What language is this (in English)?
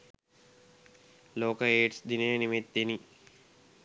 Sinhala